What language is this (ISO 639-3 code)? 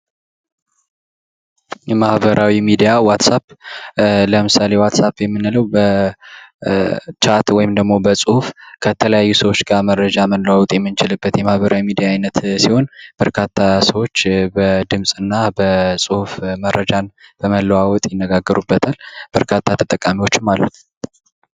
amh